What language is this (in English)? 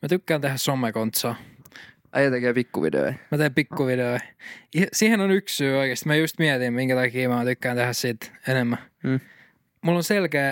Finnish